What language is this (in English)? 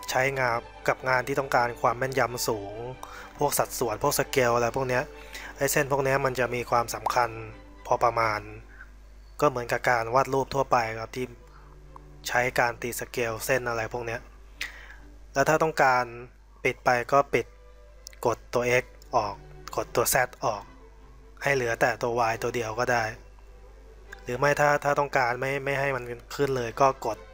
Thai